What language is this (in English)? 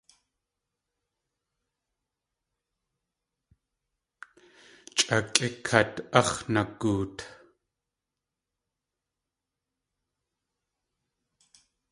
Tlingit